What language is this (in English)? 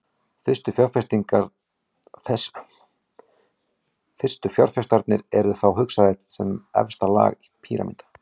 Icelandic